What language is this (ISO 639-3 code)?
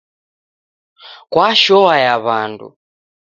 dav